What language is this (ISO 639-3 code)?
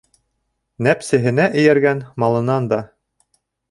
bak